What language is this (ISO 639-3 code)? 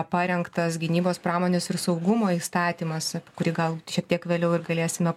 lit